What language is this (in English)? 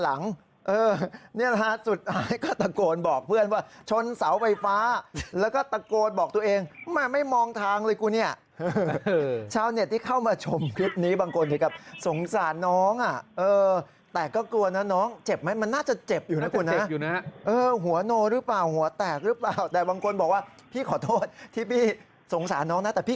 Thai